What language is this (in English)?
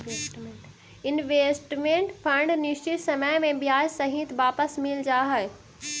Magahi